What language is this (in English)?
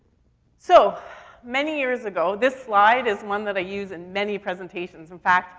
English